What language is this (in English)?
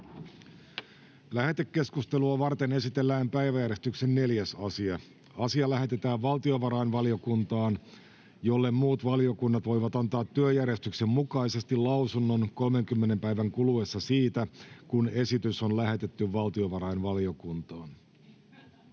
Finnish